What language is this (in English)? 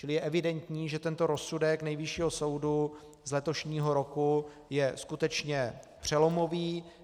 Czech